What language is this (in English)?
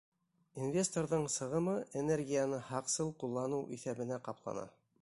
Bashkir